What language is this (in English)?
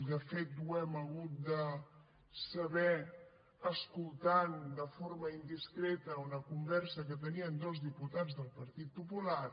Catalan